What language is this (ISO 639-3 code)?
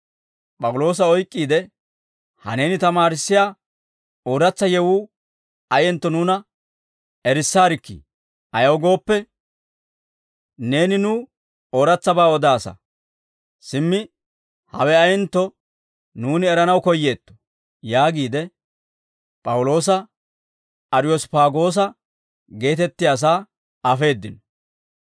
dwr